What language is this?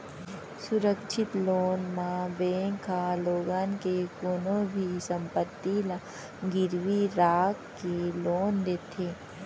Chhattisgarhi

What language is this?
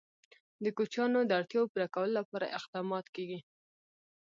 Pashto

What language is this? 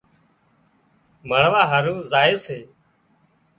Wadiyara Koli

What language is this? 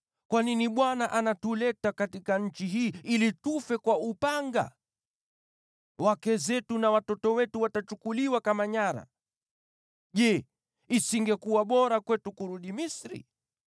Swahili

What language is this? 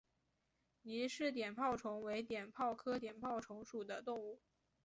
Chinese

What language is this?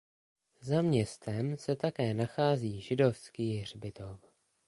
Czech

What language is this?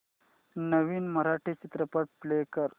Marathi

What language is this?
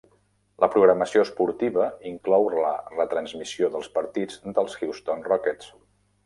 Catalan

